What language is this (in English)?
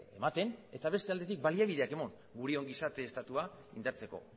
Basque